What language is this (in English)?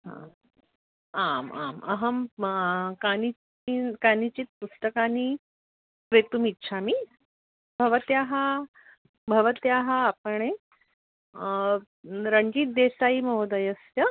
Sanskrit